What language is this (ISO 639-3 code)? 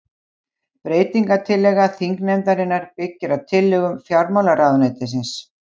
isl